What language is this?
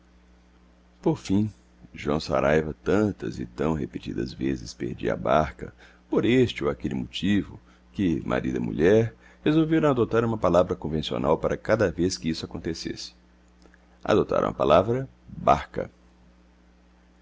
Portuguese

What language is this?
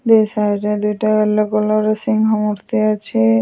Odia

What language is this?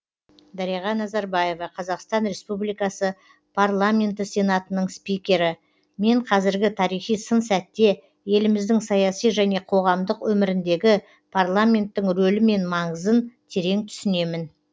Kazakh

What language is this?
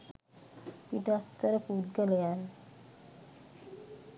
Sinhala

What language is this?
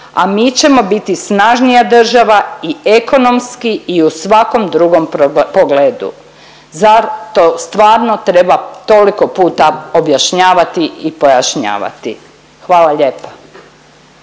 Croatian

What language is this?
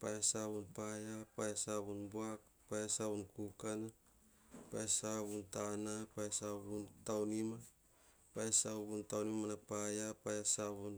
Hahon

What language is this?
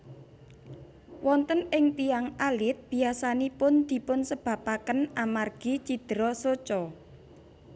Javanese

